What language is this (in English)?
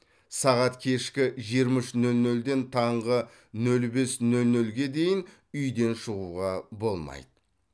Kazakh